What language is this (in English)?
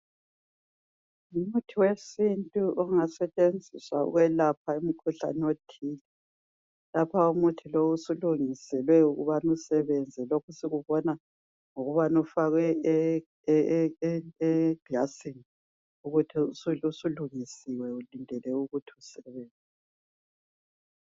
North Ndebele